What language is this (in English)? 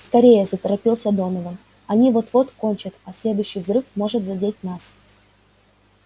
Russian